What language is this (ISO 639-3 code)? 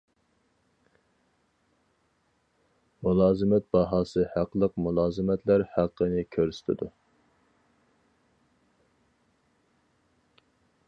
uig